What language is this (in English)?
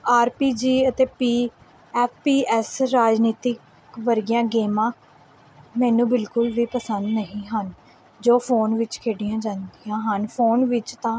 Punjabi